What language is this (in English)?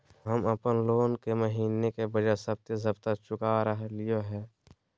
Magahi